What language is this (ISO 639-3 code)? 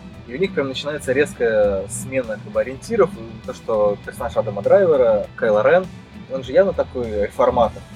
rus